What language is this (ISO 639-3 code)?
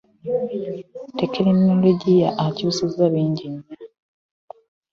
lug